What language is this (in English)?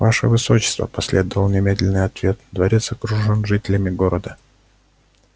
Russian